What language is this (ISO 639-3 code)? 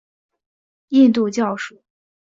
zho